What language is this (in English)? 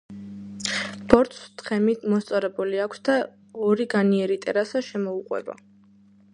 Georgian